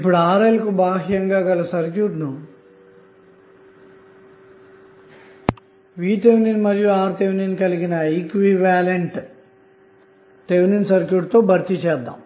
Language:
Telugu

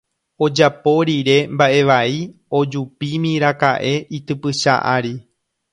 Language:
Guarani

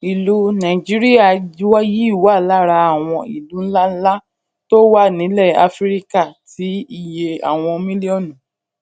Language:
Yoruba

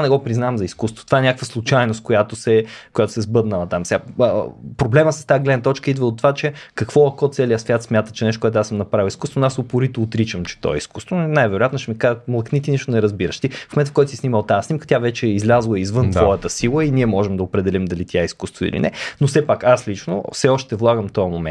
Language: Bulgarian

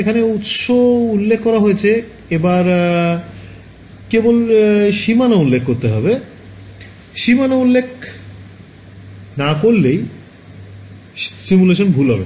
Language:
Bangla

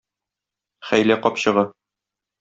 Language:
Tatar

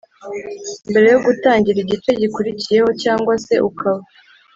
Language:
Kinyarwanda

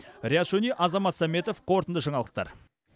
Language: Kazakh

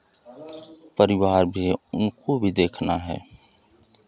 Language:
Hindi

